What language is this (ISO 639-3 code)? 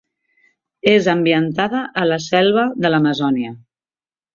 cat